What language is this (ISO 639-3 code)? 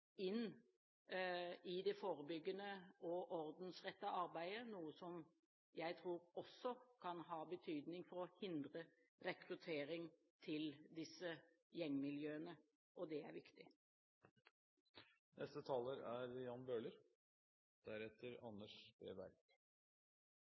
nob